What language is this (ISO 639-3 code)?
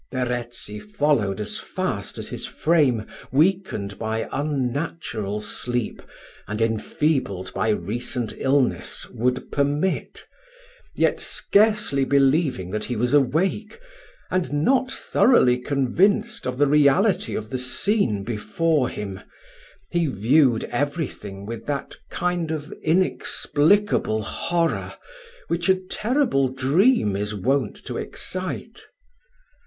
eng